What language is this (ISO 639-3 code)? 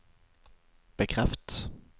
nor